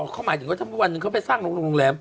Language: Thai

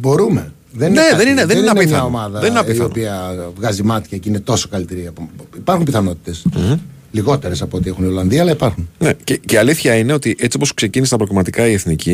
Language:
Greek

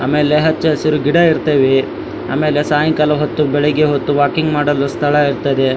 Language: Kannada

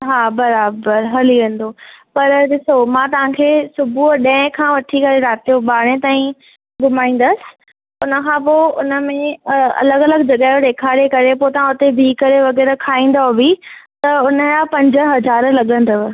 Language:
Sindhi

